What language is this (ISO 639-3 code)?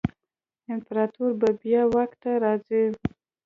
pus